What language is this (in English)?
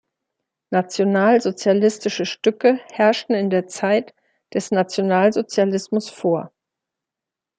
German